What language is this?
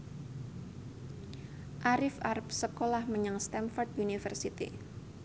Javanese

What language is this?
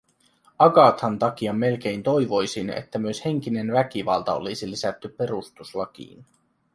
Finnish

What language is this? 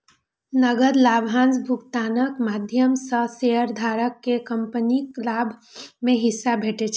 Maithili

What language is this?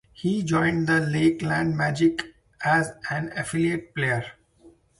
English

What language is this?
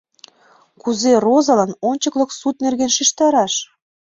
Mari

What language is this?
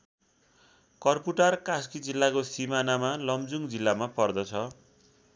Nepali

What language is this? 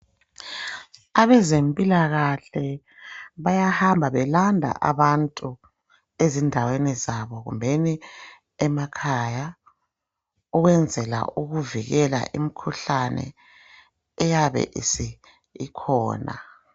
North Ndebele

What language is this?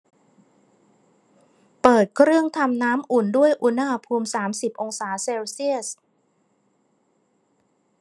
Thai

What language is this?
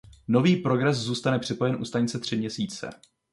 Czech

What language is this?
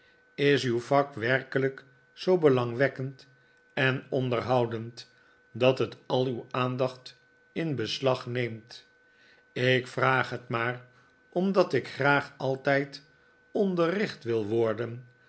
Dutch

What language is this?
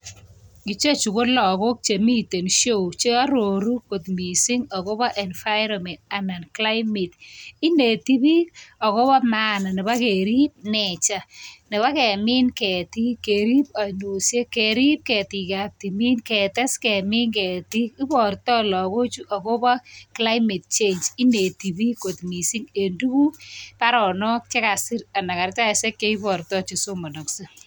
Kalenjin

